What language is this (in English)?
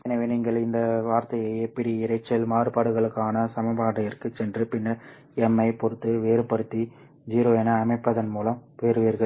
Tamil